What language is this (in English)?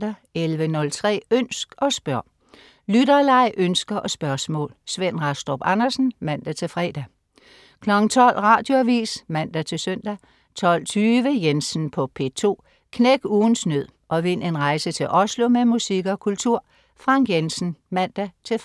Danish